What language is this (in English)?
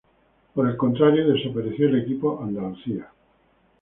Spanish